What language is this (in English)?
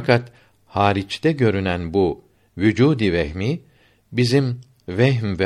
Turkish